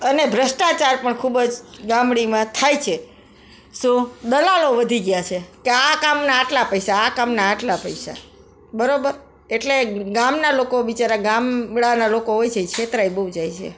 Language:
Gujarati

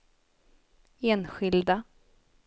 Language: Swedish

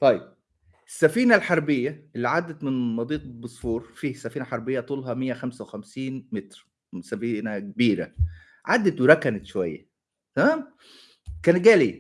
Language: Arabic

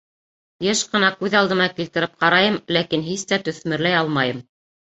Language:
Bashkir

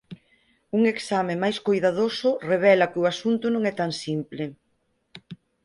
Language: Galician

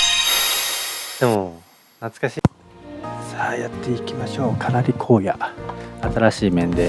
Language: Japanese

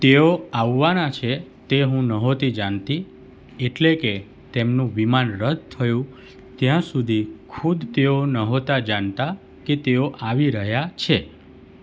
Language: Gujarati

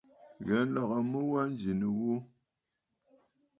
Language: Bafut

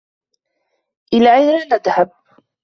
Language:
Arabic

